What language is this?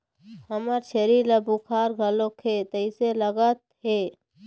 Chhattisgarhi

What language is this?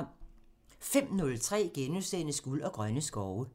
Danish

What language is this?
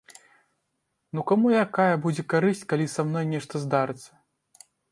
Belarusian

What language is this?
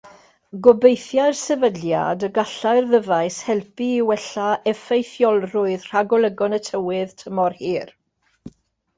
Welsh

